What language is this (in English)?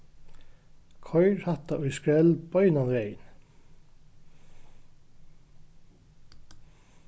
Faroese